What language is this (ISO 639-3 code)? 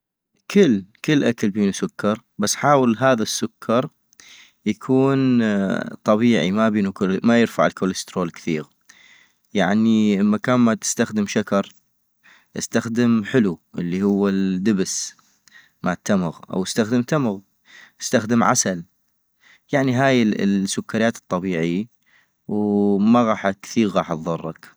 ayp